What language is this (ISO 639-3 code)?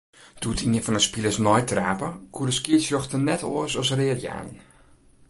fry